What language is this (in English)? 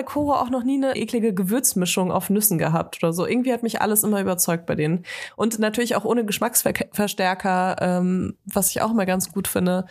German